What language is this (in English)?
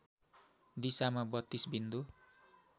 Nepali